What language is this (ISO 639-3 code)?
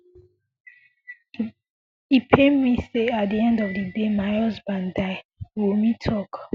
pcm